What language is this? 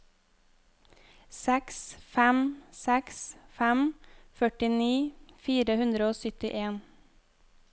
Norwegian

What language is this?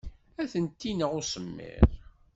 Kabyle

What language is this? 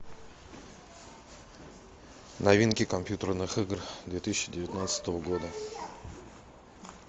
Russian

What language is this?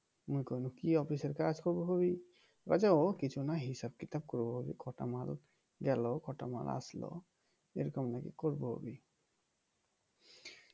Bangla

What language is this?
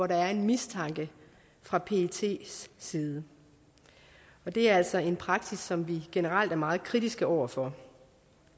Danish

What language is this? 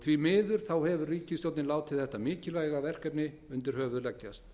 Icelandic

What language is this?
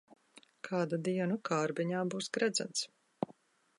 Latvian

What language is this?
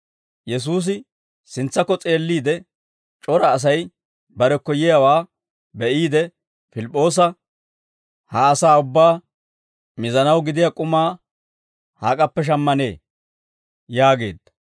Dawro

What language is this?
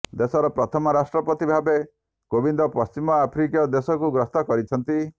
Odia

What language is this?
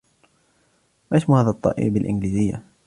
Arabic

